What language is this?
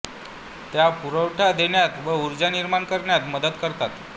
Marathi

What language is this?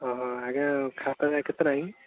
Odia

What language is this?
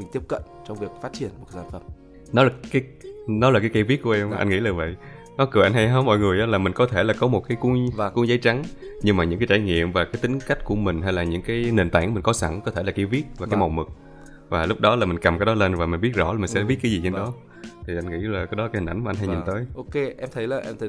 Vietnamese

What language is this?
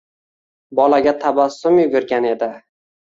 Uzbek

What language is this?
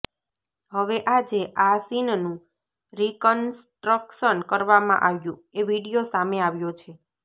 Gujarati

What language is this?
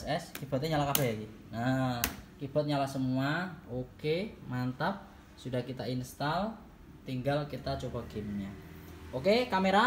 Indonesian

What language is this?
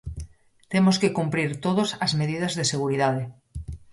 Galician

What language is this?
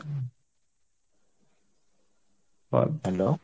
Bangla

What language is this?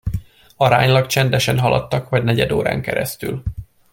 Hungarian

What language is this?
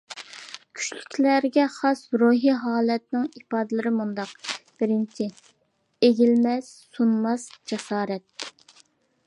Uyghur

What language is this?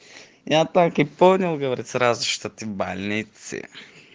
Russian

